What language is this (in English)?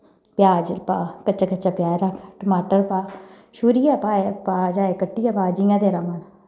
Dogri